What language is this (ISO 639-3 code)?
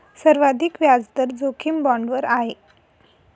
mar